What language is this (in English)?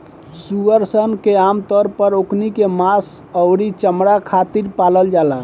Bhojpuri